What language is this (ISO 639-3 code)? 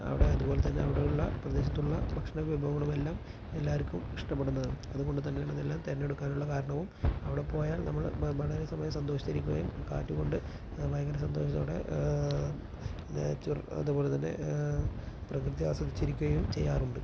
mal